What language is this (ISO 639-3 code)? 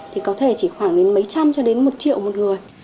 vie